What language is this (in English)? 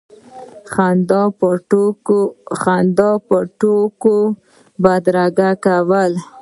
Pashto